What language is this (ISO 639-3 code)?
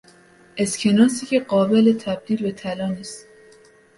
fas